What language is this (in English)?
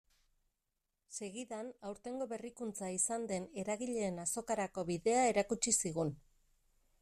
Basque